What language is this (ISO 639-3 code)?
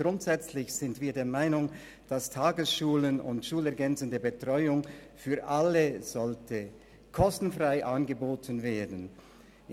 gsw